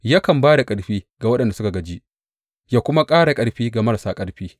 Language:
Hausa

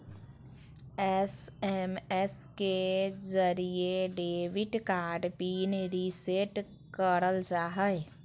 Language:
Magahi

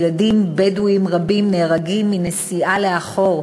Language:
Hebrew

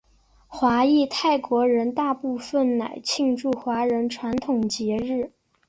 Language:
Chinese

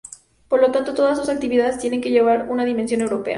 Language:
Spanish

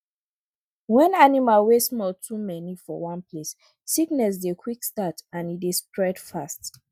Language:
Nigerian Pidgin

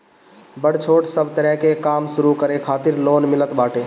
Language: Bhojpuri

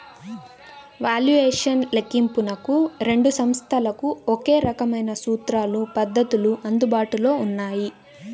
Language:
Telugu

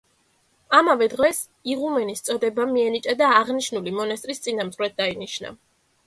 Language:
Georgian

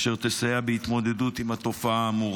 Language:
Hebrew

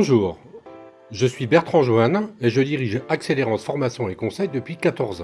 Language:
French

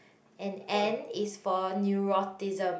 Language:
English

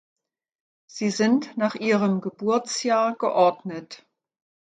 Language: German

